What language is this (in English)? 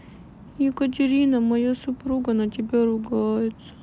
Russian